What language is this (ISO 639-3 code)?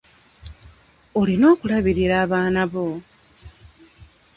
lug